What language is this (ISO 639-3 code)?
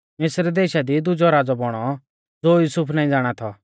bfz